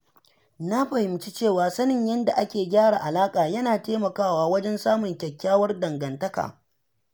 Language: Hausa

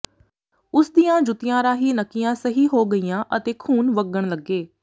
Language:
Punjabi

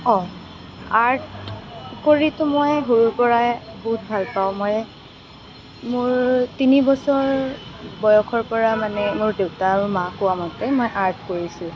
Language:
Assamese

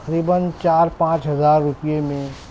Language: Urdu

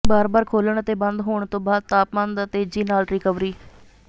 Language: Punjabi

